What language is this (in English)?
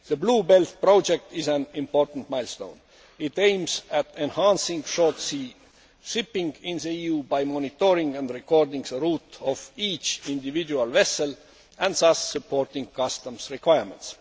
English